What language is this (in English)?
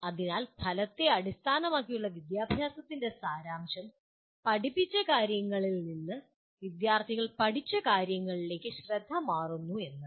Malayalam